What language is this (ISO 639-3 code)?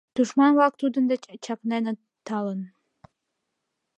chm